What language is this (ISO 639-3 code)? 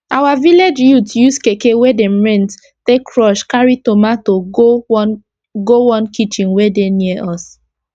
pcm